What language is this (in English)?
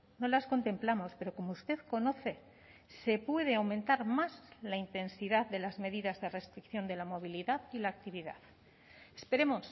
Spanish